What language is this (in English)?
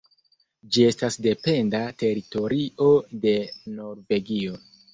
Esperanto